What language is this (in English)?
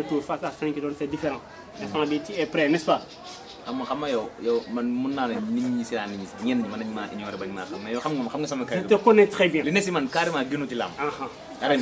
Indonesian